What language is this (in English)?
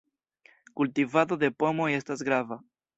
Esperanto